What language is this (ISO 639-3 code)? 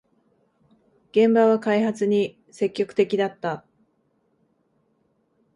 jpn